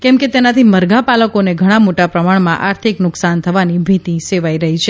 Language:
Gujarati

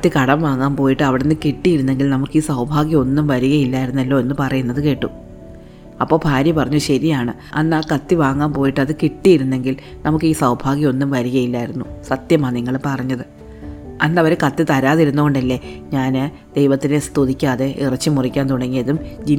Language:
Malayalam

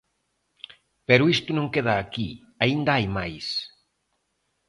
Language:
Galician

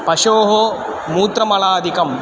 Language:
Sanskrit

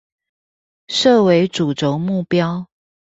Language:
Chinese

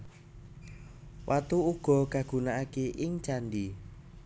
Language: Javanese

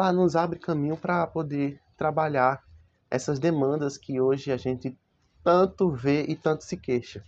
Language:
Portuguese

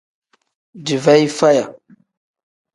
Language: Tem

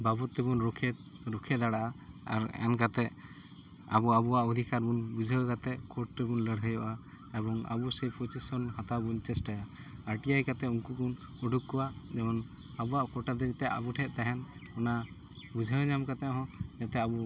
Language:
Santali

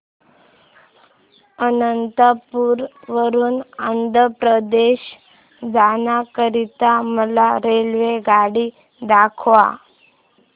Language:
Marathi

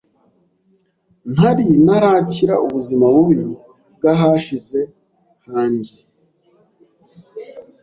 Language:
Kinyarwanda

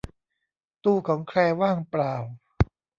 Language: Thai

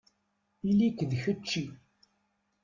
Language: Kabyle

